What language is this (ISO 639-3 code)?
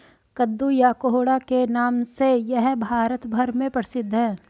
hin